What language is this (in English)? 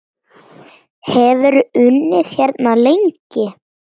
Icelandic